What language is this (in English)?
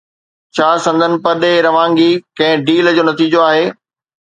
Sindhi